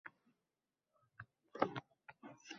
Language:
Uzbek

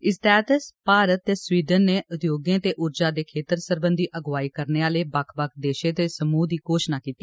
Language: Dogri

